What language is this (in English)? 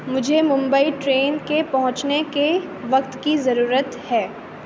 Urdu